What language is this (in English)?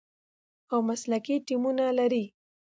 Pashto